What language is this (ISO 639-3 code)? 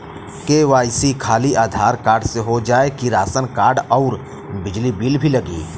bho